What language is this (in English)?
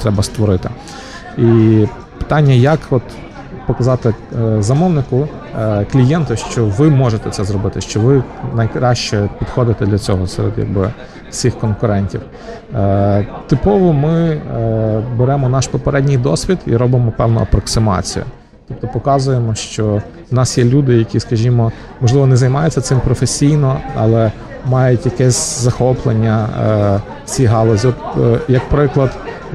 Ukrainian